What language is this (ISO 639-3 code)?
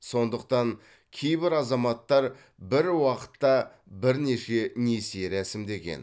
kaz